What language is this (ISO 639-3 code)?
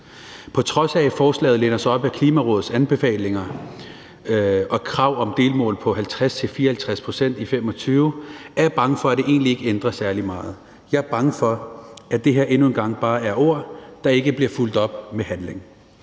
dan